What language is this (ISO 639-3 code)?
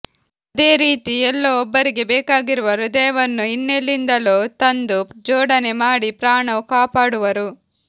kan